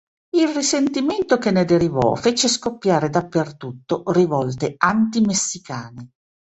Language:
Italian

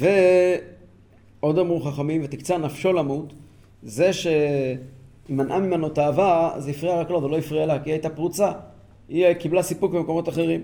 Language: Hebrew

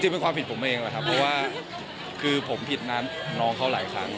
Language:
Thai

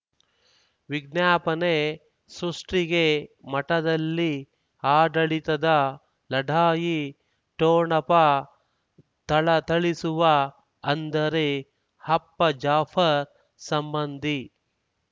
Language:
Kannada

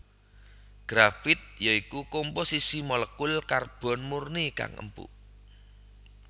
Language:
Javanese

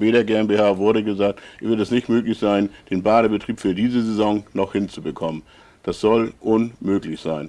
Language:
German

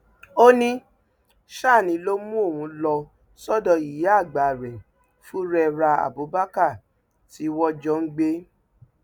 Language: Yoruba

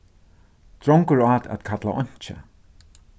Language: Faroese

